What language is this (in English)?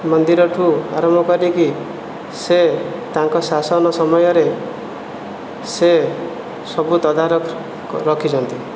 Odia